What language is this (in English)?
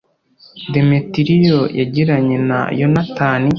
Kinyarwanda